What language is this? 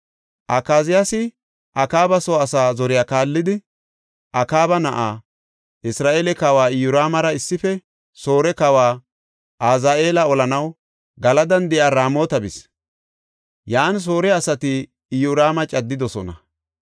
Gofa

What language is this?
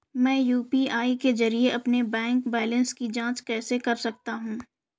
Hindi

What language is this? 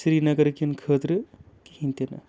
Kashmiri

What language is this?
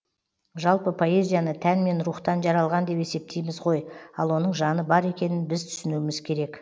Kazakh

